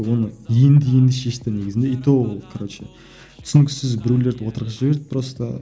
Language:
Kazakh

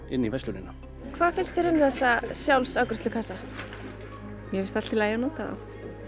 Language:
Icelandic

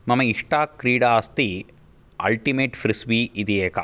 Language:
Sanskrit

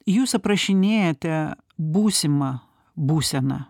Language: Lithuanian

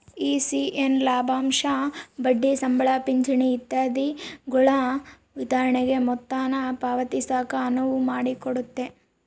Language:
Kannada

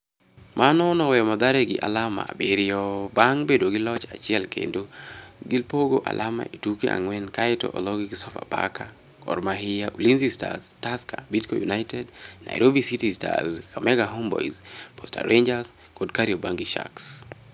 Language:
Luo (Kenya and Tanzania)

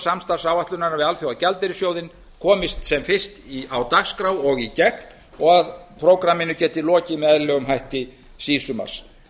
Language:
Icelandic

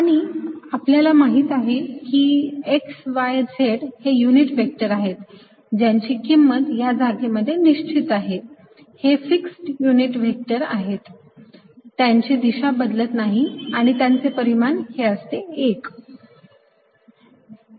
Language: Marathi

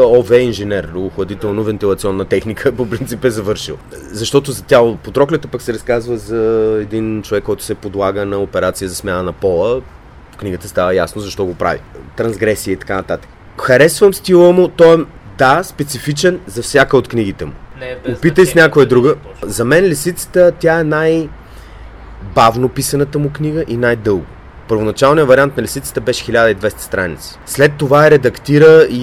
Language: Bulgarian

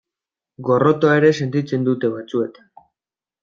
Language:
Basque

